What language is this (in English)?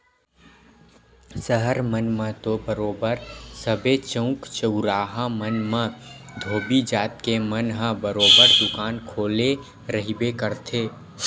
Chhattisgarhi